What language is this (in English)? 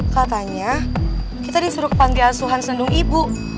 Indonesian